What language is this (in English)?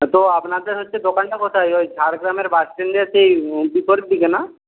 Bangla